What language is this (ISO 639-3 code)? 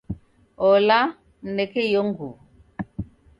dav